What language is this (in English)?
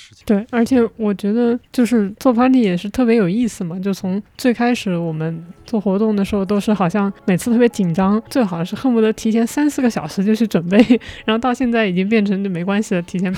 Chinese